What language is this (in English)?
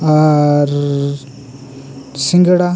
Santali